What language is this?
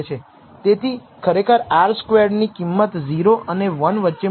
Gujarati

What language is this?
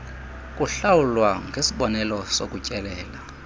Xhosa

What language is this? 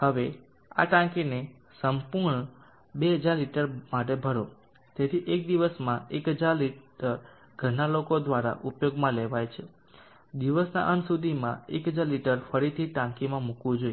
Gujarati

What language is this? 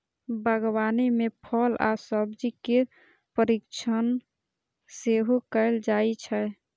Maithili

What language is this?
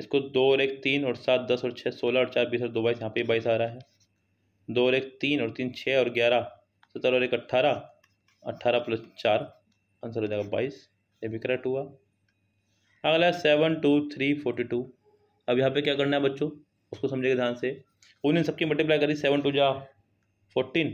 Hindi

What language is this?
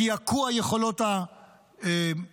Hebrew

